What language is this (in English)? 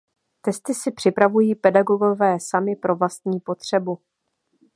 Czech